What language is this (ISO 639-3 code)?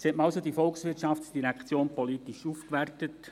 gsw